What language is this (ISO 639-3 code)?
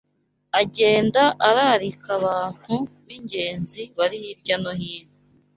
kin